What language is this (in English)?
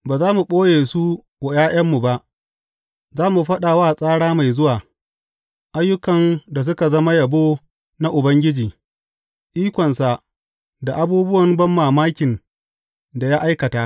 Hausa